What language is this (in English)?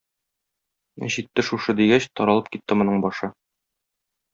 Tatar